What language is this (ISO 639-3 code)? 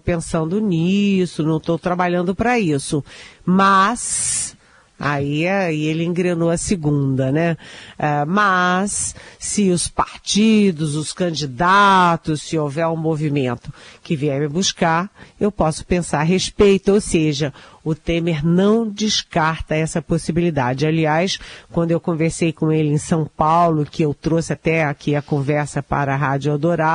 por